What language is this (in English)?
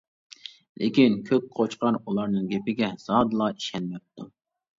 Uyghur